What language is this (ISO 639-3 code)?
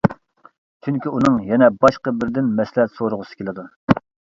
uig